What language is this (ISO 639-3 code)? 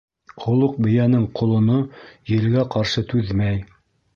bak